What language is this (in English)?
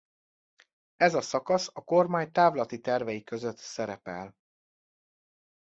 Hungarian